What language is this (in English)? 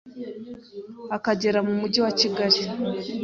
Kinyarwanda